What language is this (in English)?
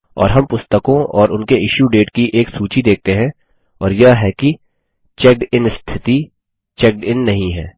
Hindi